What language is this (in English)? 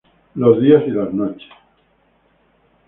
Spanish